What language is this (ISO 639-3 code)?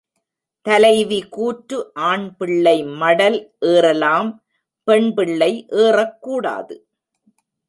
tam